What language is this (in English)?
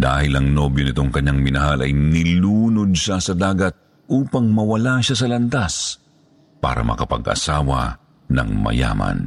Filipino